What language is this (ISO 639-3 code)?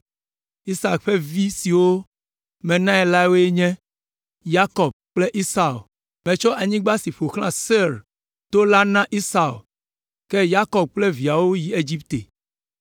ewe